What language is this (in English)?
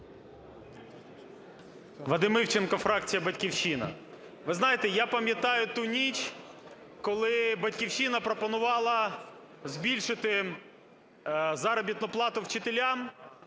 Ukrainian